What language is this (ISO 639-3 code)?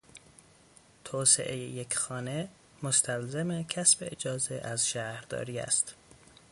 fas